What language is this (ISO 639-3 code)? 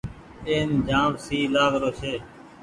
gig